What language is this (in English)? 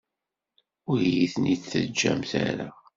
Kabyle